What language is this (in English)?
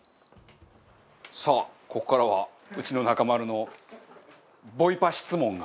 Japanese